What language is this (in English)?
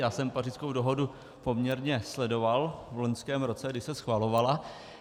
Czech